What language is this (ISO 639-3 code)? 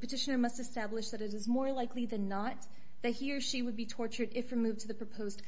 eng